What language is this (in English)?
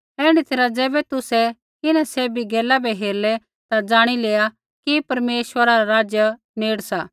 Kullu Pahari